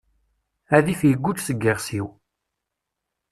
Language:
Kabyle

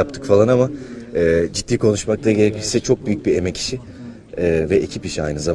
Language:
Turkish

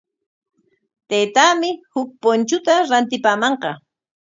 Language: Corongo Ancash Quechua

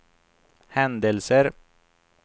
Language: Swedish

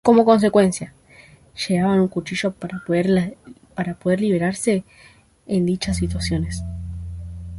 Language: Spanish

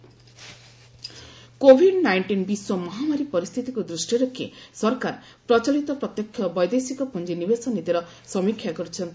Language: Odia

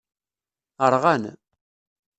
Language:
Kabyle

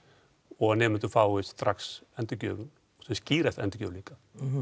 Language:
Icelandic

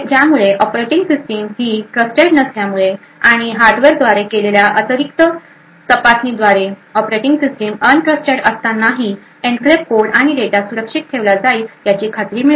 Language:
Marathi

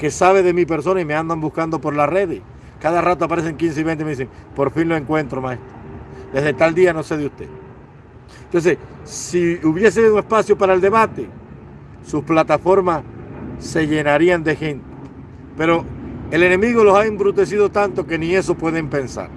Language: Spanish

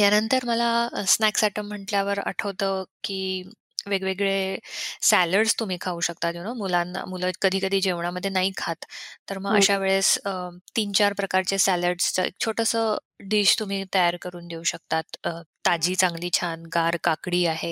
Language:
Marathi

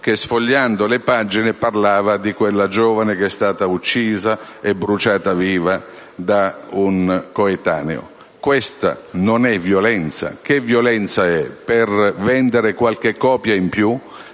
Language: Italian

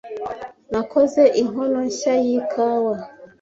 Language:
Kinyarwanda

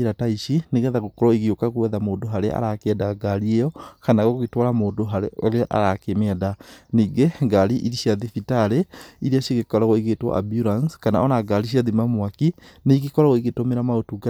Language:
Kikuyu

